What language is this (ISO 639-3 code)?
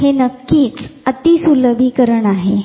mar